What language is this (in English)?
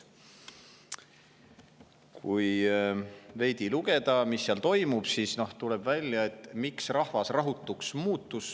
Estonian